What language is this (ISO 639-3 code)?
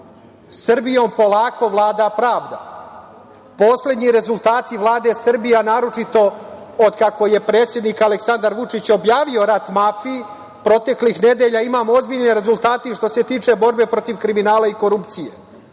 srp